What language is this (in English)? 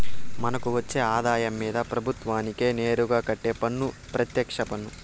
Telugu